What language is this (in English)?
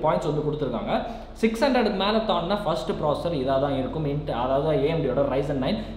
Indonesian